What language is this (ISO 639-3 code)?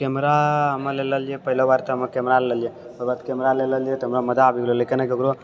mai